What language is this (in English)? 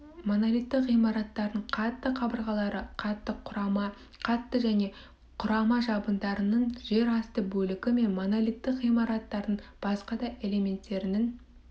Kazakh